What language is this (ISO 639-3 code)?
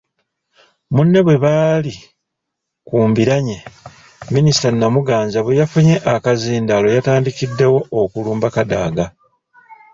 lug